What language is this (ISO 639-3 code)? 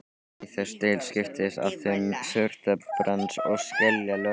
isl